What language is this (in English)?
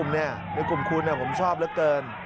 Thai